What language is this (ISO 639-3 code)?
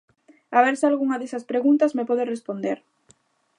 glg